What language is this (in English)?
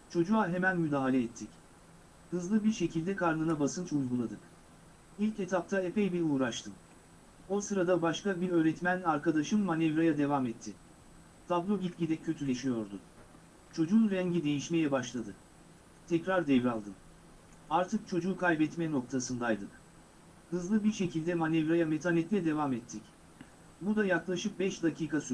Turkish